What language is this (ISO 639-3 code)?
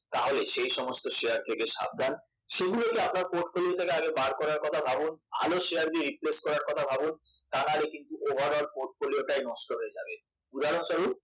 ben